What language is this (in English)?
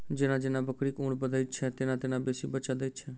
Maithili